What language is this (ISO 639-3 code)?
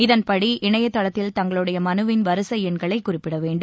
tam